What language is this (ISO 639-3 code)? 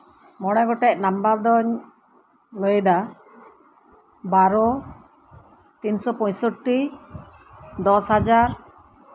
sat